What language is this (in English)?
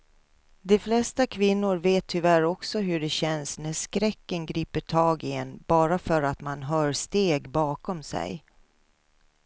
Swedish